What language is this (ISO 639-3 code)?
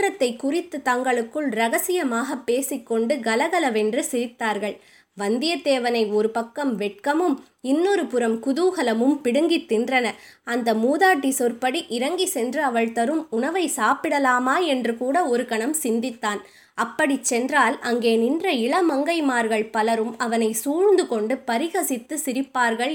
tam